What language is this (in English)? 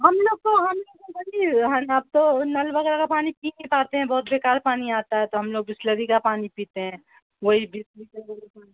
Urdu